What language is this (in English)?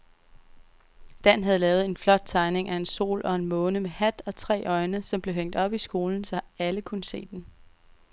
Danish